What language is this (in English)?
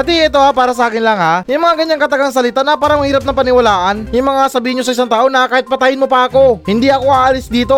Filipino